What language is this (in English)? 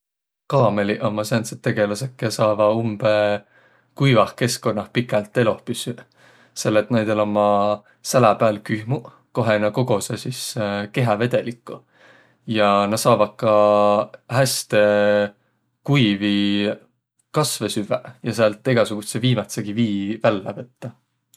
Võro